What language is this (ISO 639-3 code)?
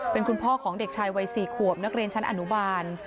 tha